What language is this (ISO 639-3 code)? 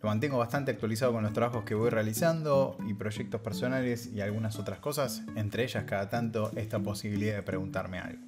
spa